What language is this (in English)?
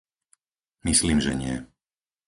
Slovak